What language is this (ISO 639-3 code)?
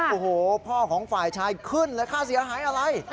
tha